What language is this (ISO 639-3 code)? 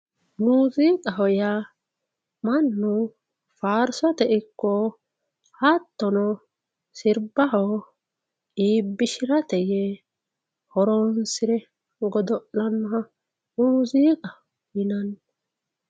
sid